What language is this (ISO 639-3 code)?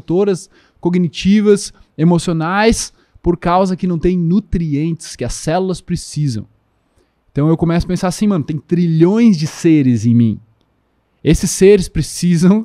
por